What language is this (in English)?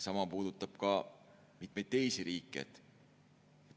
Estonian